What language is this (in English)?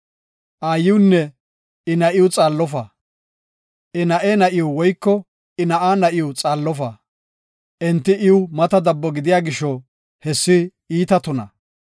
Gofa